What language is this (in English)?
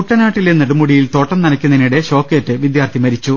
Malayalam